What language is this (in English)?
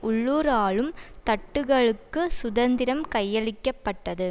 Tamil